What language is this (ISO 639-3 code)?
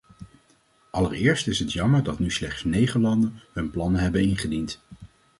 nld